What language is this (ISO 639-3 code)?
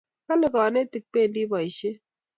kln